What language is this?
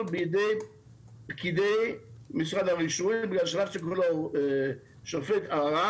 Hebrew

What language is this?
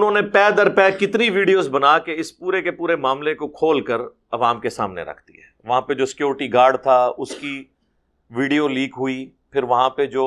Urdu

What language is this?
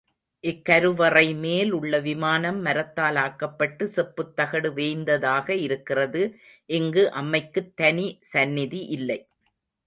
Tamil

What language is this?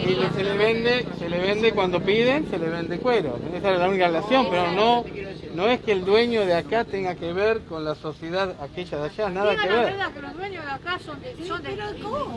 Spanish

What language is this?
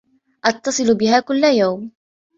Arabic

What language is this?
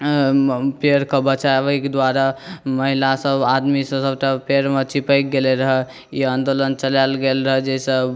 Maithili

